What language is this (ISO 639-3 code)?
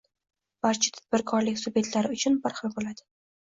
uzb